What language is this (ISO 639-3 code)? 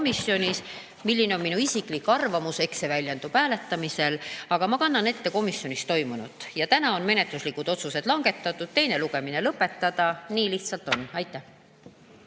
est